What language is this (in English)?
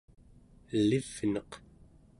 Central Yupik